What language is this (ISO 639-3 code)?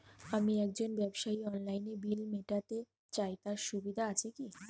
ben